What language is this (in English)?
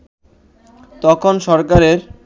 Bangla